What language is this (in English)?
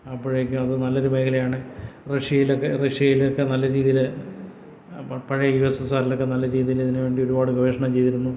Malayalam